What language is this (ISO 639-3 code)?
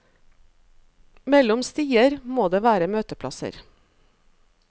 nor